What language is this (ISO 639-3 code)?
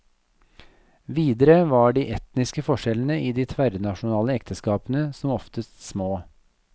nor